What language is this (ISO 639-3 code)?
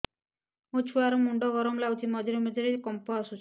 ori